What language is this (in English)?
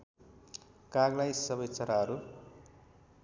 Nepali